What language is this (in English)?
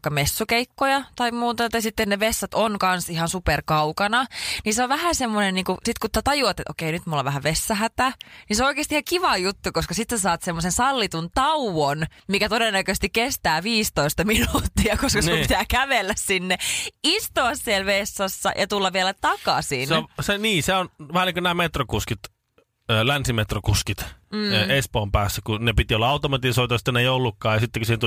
Finnish